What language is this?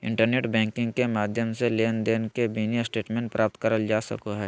Magahi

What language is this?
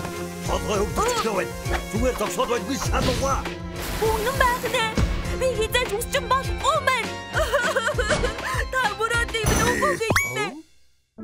Turkish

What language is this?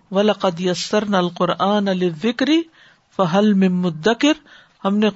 Urdu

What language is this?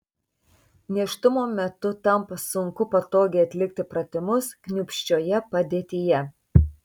Lithuanian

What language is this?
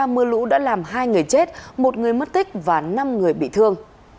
Vietnamese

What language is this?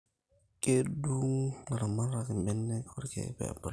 Masai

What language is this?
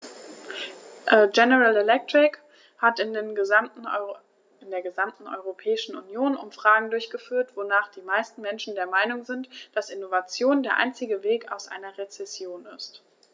German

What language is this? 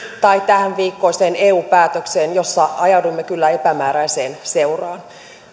Finnish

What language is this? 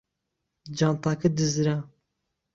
Central Kurdish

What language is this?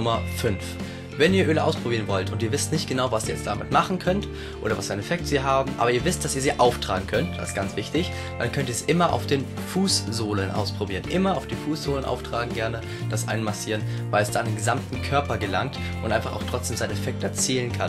German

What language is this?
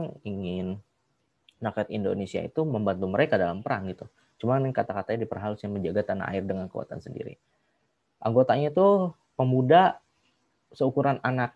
Indonesian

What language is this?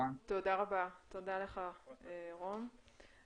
Hebrew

